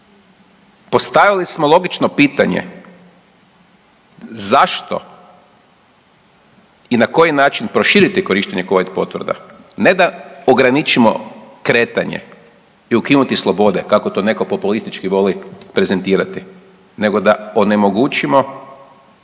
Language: Croatian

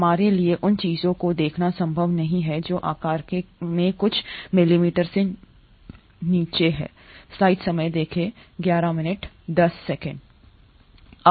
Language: Hindi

